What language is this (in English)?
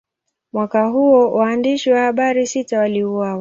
Swahili